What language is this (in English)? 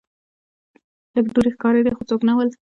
Pashto